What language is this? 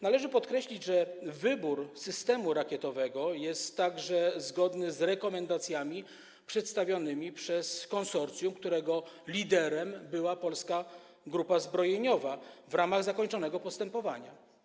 Polish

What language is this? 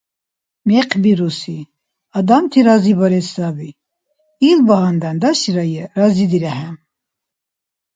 Dargwa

